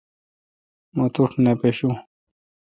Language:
Kalkoti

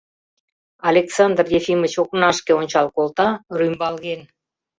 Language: Mari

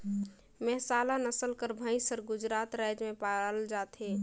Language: Chhattisgarhi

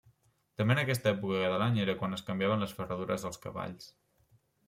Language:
Catalan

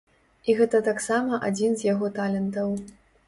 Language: Belarusian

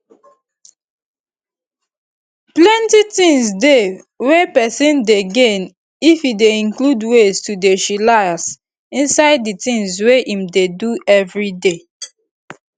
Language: Nigerian Pidgin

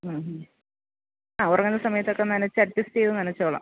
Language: Malayalam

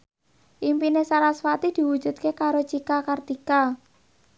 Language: Javanese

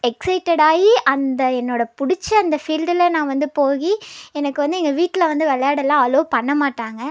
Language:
Tamil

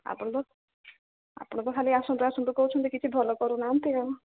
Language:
Odia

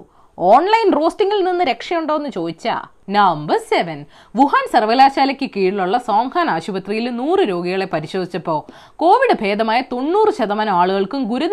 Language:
Malayalam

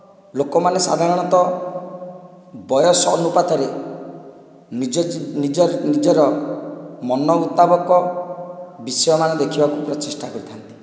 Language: Odia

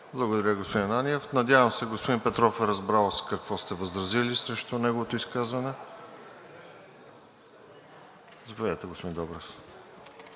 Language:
Bulgarian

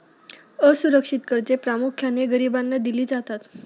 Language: Marathi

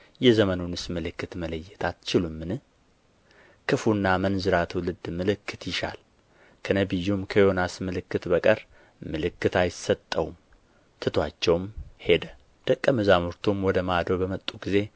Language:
Amharic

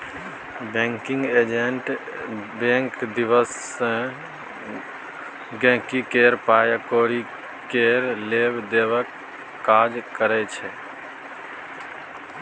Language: Maithili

